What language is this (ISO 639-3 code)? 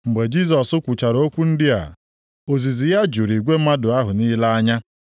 ibo